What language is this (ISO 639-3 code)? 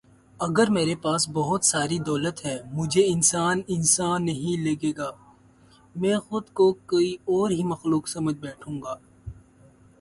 urd